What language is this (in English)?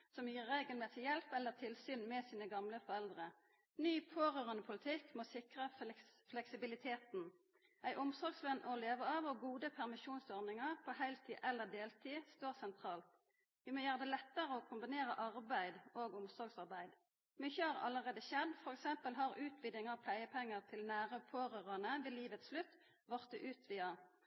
Norwegian Nynorsk